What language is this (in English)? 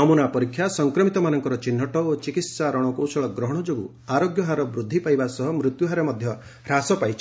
Odia